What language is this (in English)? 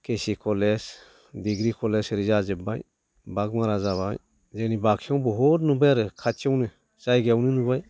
Bodo